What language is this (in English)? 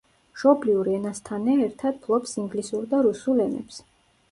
Georgian